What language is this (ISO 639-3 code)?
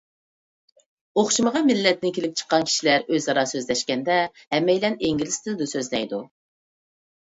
uig